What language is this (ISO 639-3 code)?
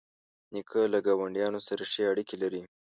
pus